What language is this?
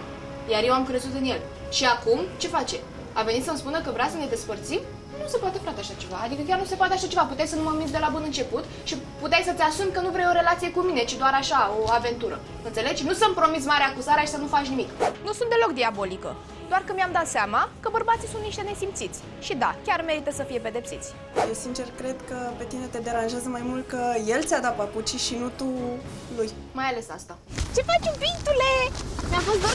Romanian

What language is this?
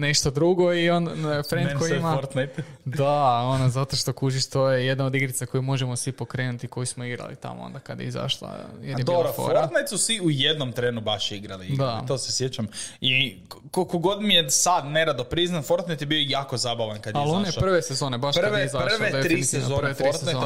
Croatian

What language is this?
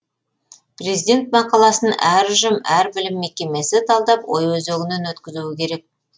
Kazakh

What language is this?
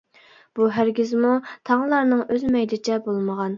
Uyghur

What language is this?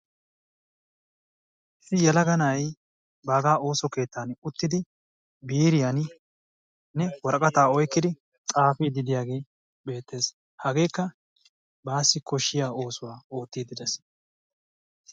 Wolaytta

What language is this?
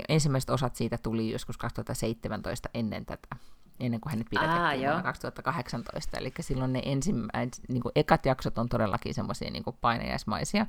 Finnish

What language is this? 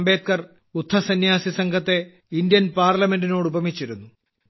Malayalam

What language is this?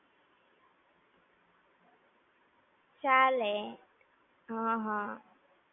Gujarati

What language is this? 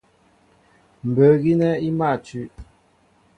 Mbo (Cameroon)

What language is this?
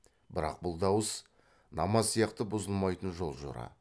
Kazakh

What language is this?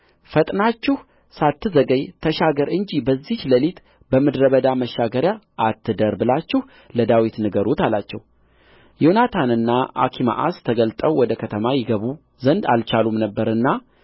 Amharic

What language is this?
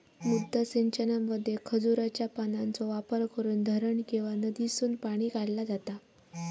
Marathi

